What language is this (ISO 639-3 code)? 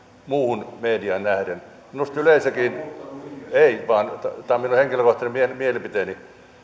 fin